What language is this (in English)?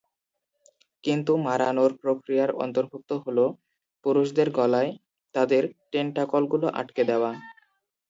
Bangla